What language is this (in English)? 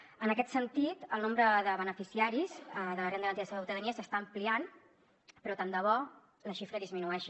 Catalan